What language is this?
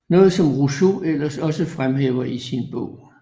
Danish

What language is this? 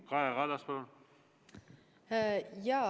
Estonian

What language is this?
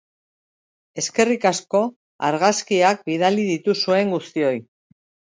Basque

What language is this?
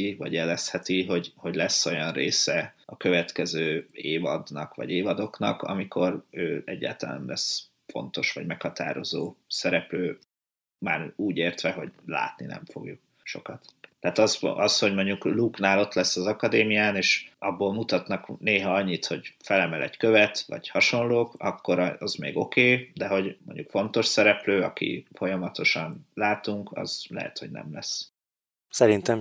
Hungarian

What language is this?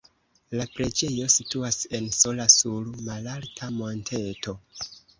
Esperanto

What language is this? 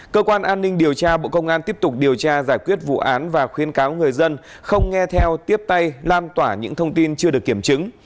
Vietnamese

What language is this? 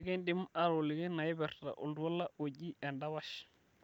Masai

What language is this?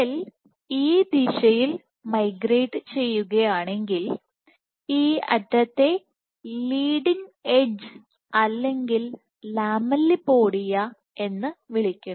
Malayalam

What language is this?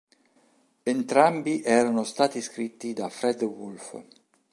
Italian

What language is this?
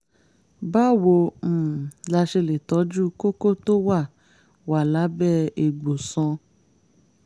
Yoruba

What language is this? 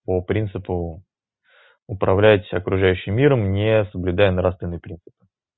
Russian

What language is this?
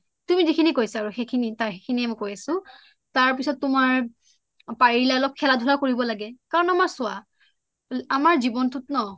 Assamese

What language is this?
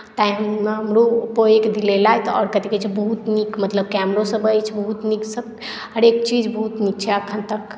Maithili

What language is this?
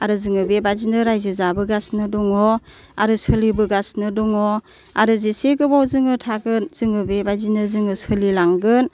Bodo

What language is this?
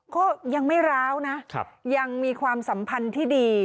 Thai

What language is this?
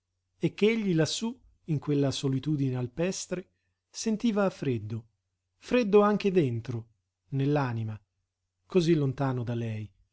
Italian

